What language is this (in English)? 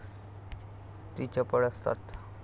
Marathi